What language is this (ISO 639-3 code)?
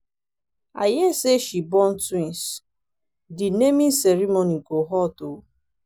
pcm